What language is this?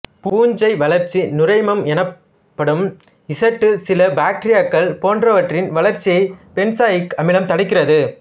Tamil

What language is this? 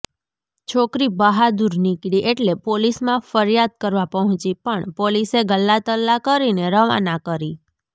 Gujarati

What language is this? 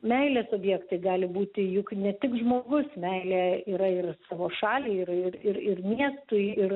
Lithuanian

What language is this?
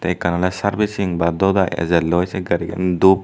Chakma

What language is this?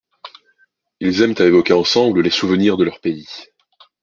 French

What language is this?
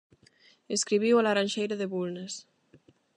Galician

